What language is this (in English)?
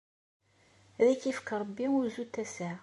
Kabyle